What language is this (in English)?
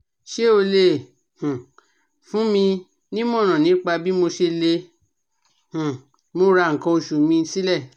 Yoruba